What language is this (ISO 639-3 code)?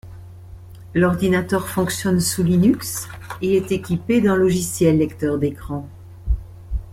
fra